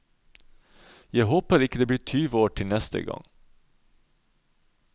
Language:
Norwegian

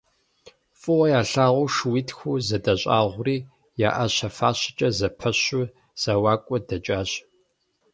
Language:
Kabardian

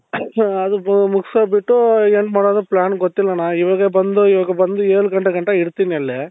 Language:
Kannada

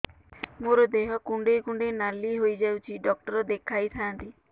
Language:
Odia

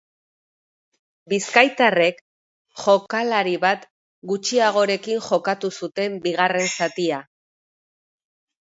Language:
Basque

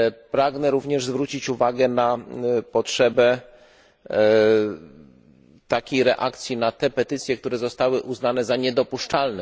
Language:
Polish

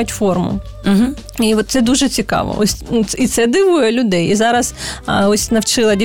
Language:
Ukrainian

